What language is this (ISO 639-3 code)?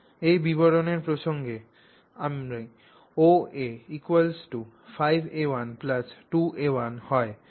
ben